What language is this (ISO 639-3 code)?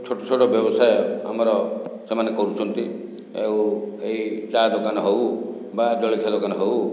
ori